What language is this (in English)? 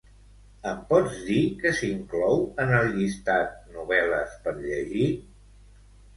Catalan